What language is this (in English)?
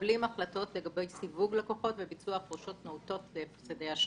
Hebrew